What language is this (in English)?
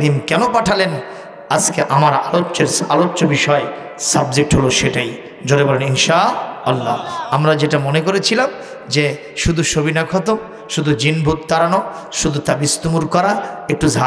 Arabic